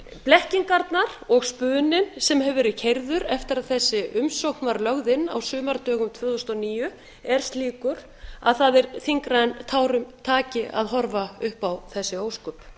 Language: Icelandic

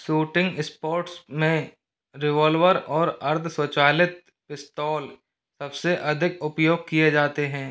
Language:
Hindi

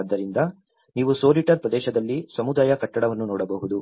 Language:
Kannada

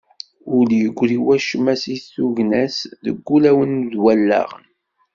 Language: Kabyle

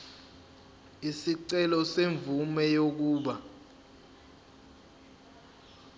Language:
Zulu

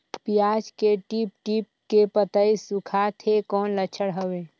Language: Chhattisgarhi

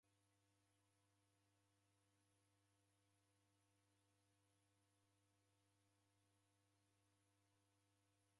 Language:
Taita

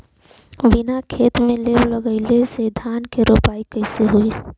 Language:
Bhojpuri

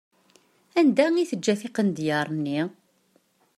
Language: Kabyle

